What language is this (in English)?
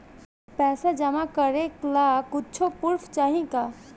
Bhojpuri